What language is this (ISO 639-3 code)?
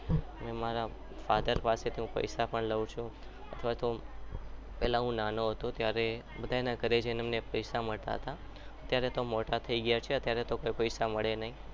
guj